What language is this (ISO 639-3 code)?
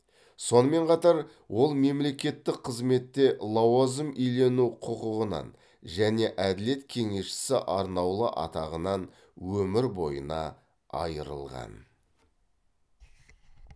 kaz